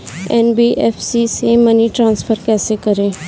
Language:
Hindi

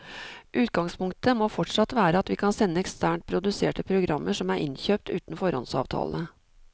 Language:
Norwegian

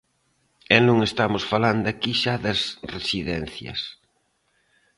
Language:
Galician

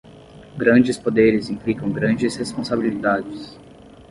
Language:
Portuguese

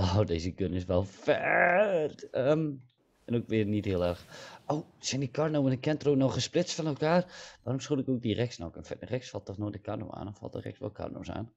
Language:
Dutch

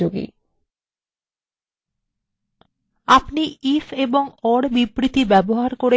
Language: Bangla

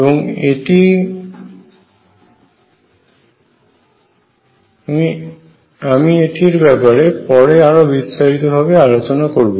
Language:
Bangla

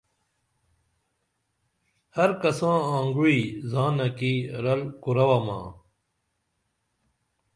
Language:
Dameli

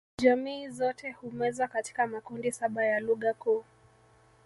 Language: Swahili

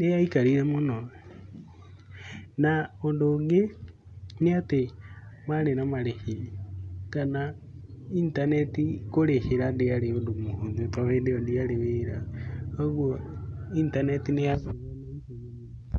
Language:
Kikuyu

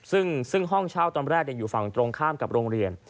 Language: Thai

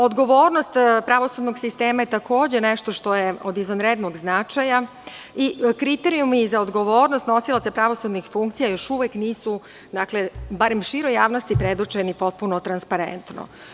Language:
Serbian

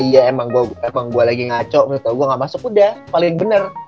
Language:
Indonesian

